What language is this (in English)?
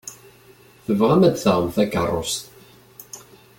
Kabyle